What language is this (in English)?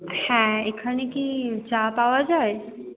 Bangla